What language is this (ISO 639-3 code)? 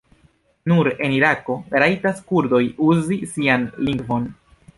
epo